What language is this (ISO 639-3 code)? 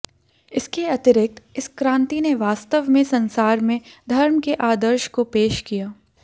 hin